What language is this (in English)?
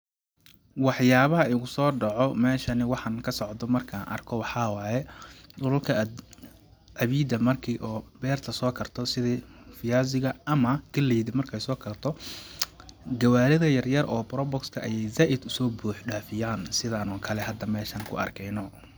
Somali